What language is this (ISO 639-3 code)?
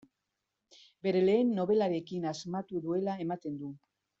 eus